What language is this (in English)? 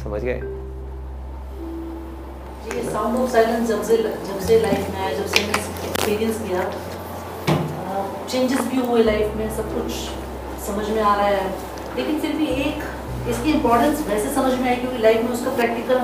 Hindi